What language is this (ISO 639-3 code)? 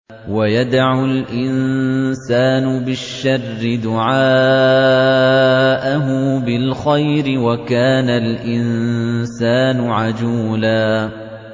ara